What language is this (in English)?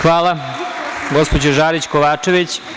Serbian